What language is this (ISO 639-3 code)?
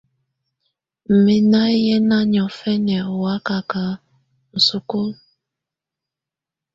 tvu